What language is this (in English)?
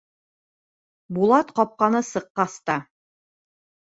Bashkir